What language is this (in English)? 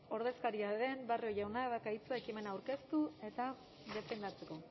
Basque